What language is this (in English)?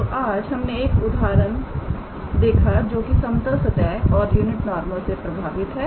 Hindi